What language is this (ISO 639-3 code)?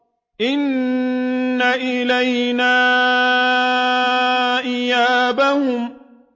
ara